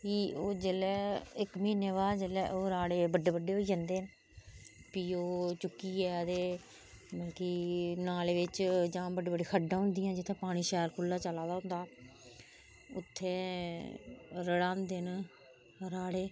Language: Dogri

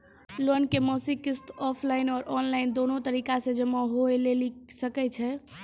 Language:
Maithili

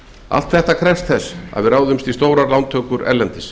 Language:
Icelandic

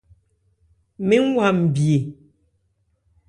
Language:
Ebrié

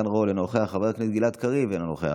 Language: Hebrew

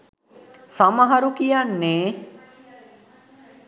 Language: Sinhala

